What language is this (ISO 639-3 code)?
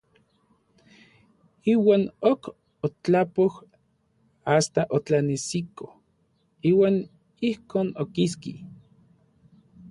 nlv